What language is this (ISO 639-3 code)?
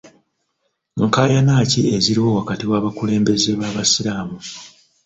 lug